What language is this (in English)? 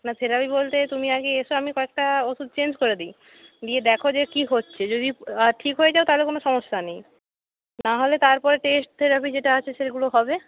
Bangla